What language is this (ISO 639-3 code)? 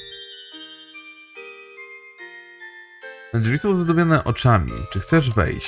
pol